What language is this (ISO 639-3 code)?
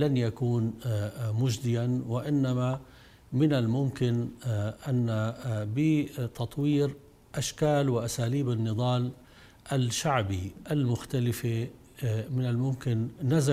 ara